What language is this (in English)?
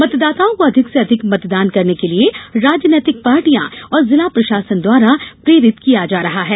Hindi